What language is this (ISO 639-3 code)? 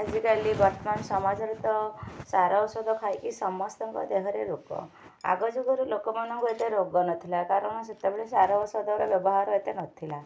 ori